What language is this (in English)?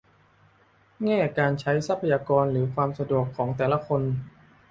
Thai